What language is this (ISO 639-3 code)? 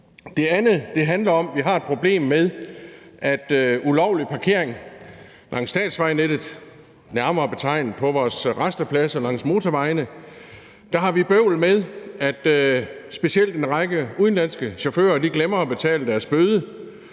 dan